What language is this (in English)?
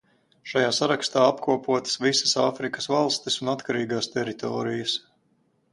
Latvian